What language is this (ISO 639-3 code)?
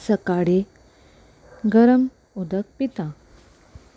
kok